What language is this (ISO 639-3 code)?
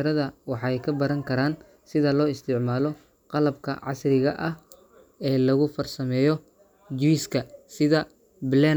som